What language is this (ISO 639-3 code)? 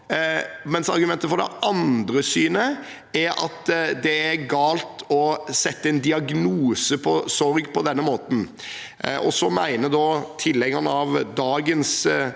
nor